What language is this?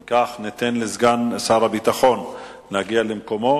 Hebrew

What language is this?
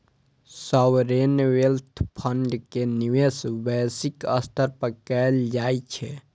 Maithili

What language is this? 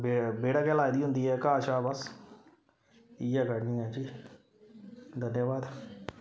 Dogri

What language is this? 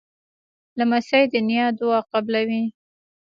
Pashto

